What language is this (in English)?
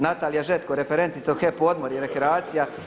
Croatian